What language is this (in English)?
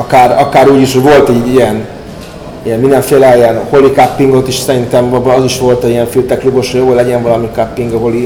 Hungarian